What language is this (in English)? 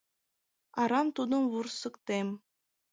Mari